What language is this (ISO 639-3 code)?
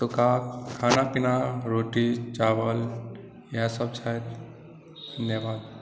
mai